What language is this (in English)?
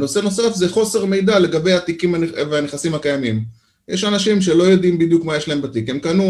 Hebrew